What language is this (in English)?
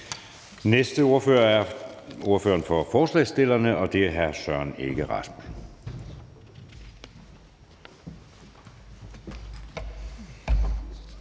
Danish